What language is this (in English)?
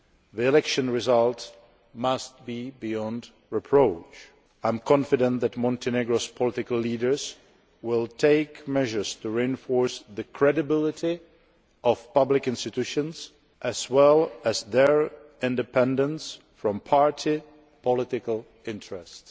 English